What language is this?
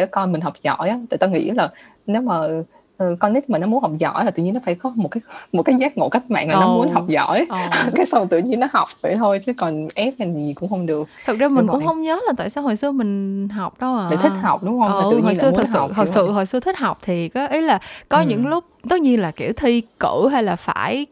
Vietnamese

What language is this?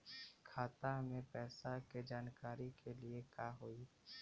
Bhojpuri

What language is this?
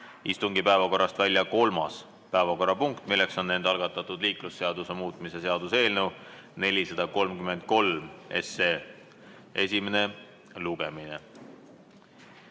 Estonian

